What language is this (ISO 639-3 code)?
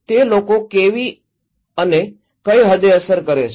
guj